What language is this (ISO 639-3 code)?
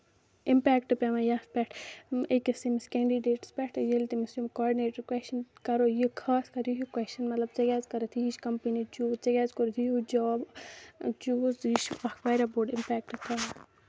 kas